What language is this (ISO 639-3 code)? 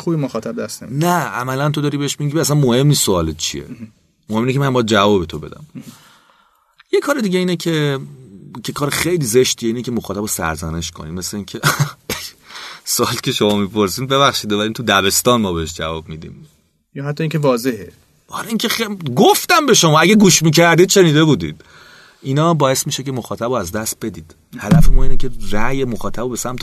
fas